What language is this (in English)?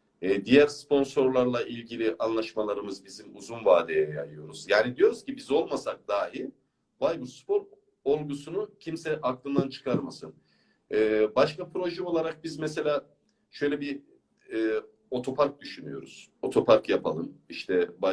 Turkish